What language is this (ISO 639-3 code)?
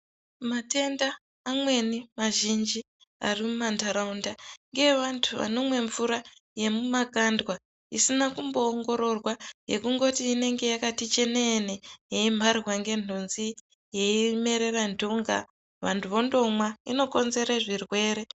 ndc